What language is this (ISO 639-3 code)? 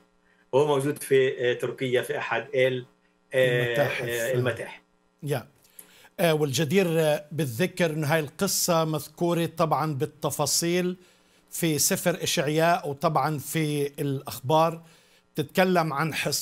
ara